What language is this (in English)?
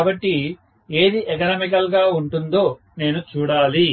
Telugu